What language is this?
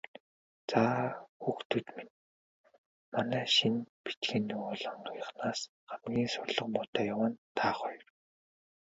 Mongolian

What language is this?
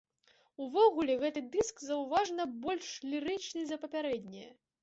Belarusian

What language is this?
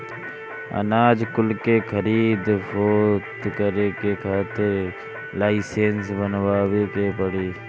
Bhojpuri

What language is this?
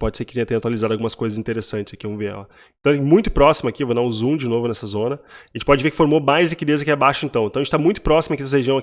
Portuguese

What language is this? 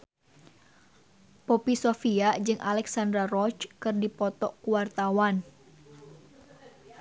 Sundanese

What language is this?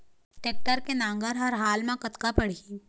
Chhattisgarhi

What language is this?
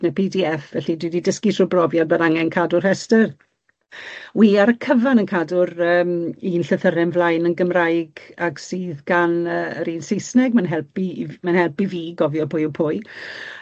Welsh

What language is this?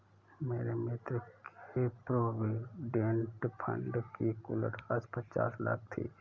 Hindi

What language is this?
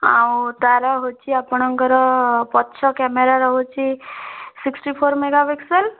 Odia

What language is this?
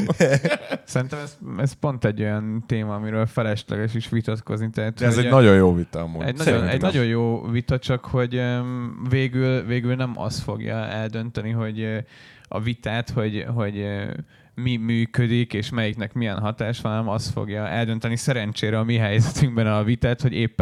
Hungarian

